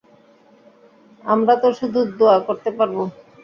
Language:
Bangla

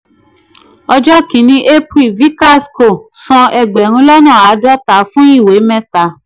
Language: Yoruba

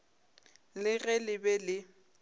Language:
Northern Sotho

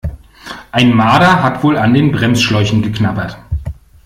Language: German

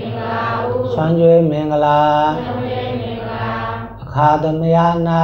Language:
Thai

